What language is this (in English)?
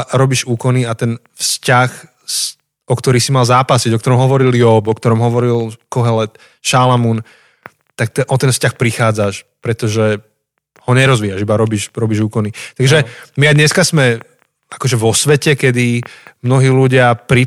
Slovak